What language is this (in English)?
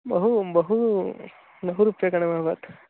Sanskrit